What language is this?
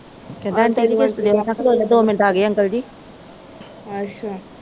Punjabi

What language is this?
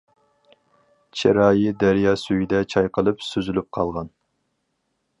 Uyghur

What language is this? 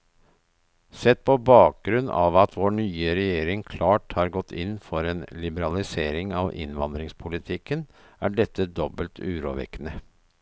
Norwegian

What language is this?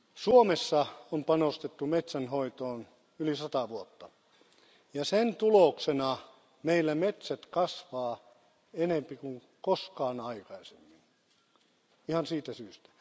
Finnish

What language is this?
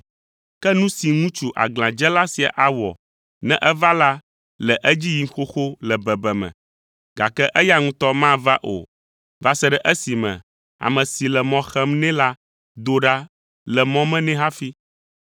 Ewe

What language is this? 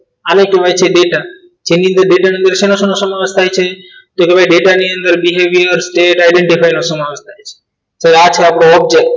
Gujarati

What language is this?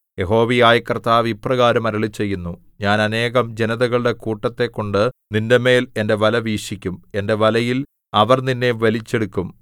Malayalam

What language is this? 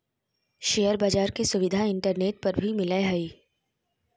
Magahi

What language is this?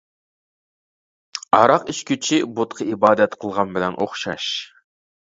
Uyghur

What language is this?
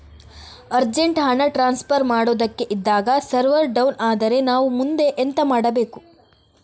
Kannada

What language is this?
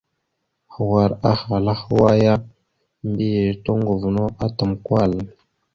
Mada (Cameroon)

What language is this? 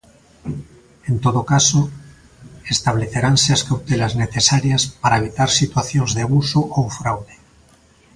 Galician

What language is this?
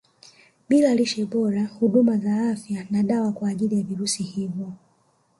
Swahili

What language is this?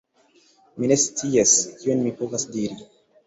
Esperanto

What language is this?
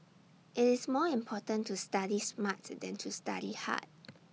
English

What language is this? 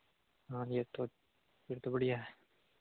Hindi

